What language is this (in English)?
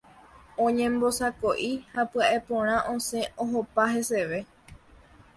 Guarani